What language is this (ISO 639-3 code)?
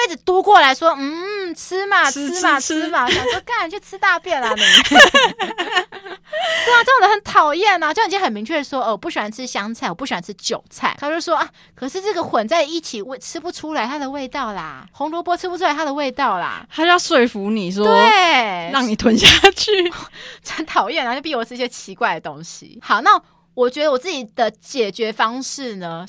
zho